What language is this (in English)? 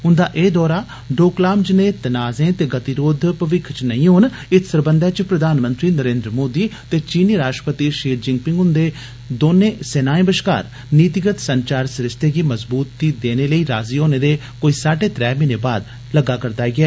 Dogri